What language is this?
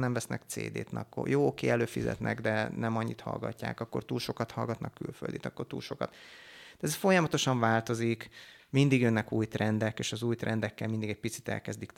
Hungarian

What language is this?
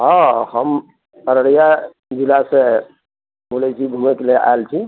Maithili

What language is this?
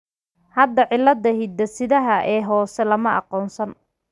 Somali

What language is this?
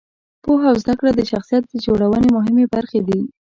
Pashto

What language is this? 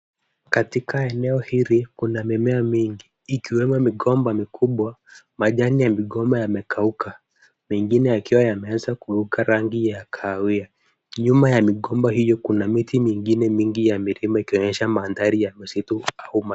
Swahili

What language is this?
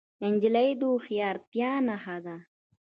Pashto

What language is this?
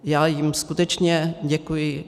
Czech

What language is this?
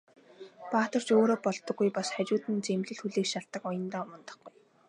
Mongolian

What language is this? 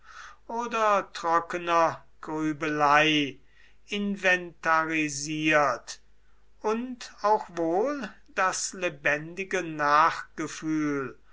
German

